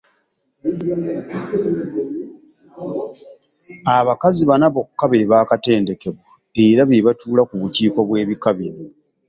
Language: Ganda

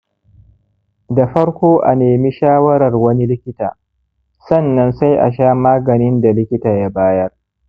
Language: Hausa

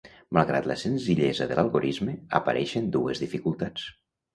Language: Catalan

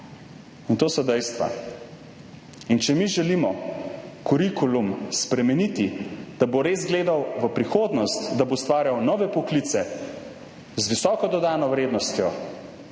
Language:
Slovenian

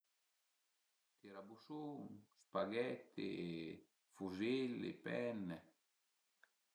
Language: Piedmontese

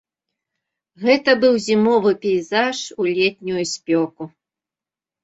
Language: Belarusian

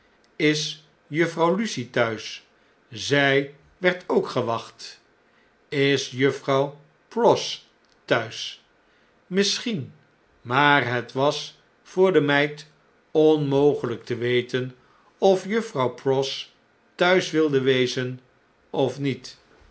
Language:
Dutch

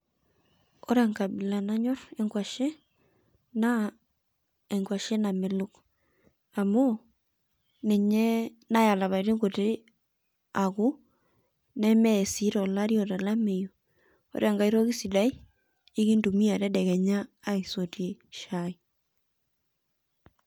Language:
Masai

